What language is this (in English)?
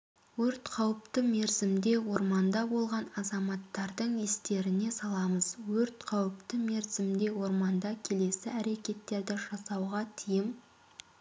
Kazakh